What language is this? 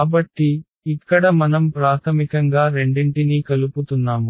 Telugu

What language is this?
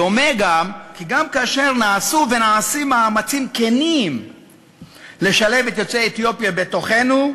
Hebrew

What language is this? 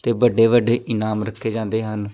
Punjabi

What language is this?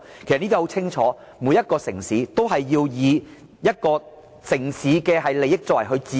Cantonese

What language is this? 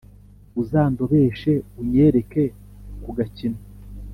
Kinyarwanda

